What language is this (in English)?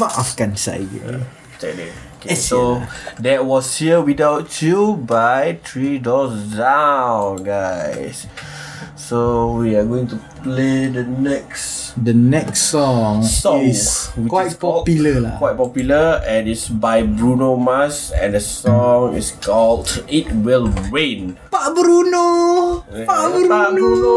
Malay